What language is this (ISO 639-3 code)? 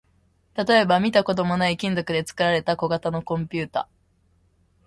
jpn